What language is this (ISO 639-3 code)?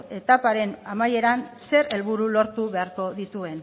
eus